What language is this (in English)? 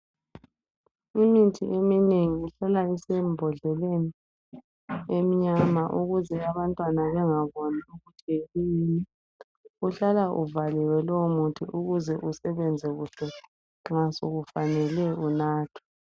North Ndebele